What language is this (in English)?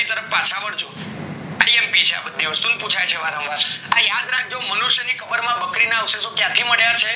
Gujarati